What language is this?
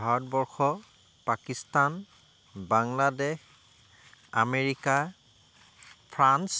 Assamese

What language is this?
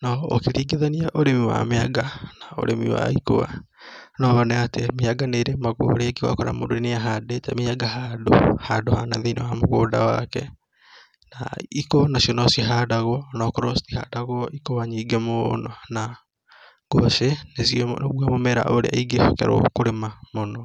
Kikuyu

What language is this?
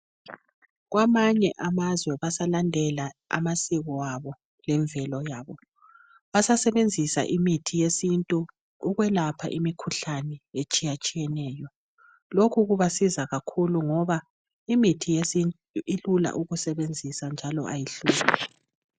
North Ndebele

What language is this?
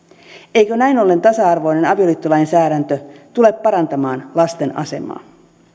Finnish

